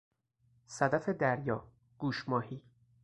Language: Persian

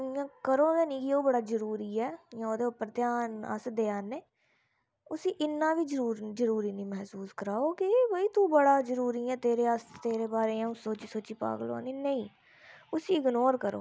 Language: Dogri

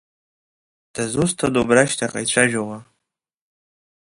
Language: Abkhazian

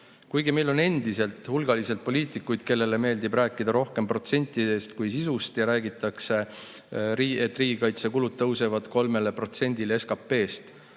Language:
Estonian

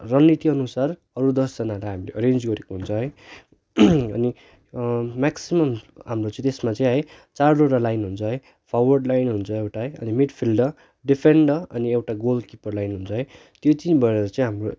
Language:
Nepali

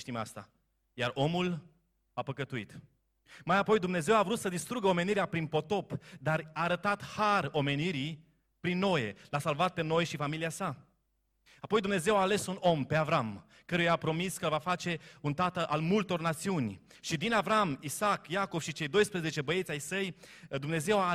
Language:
Romanian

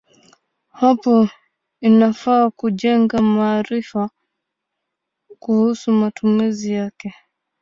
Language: Swahili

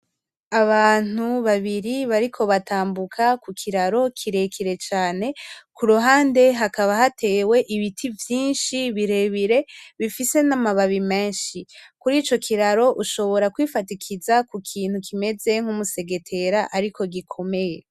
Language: Rundi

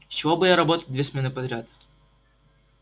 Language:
Russian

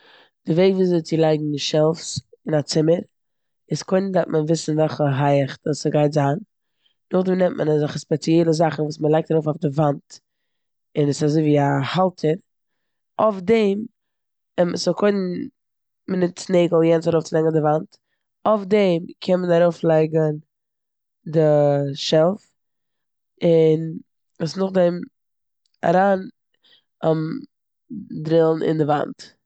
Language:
Yiddish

